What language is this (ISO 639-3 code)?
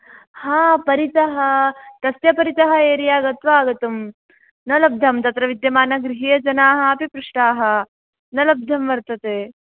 san